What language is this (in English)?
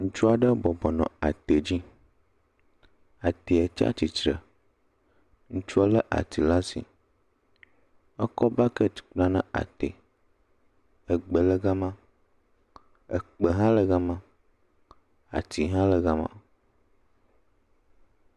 Ewe